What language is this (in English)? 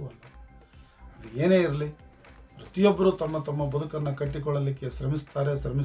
Kannada